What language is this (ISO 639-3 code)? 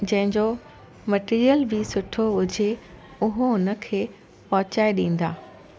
snd